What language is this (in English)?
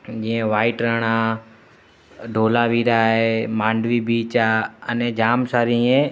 Sindhi